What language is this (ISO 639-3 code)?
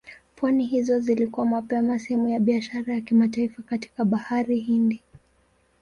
swa